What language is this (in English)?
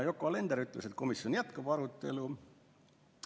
Estonian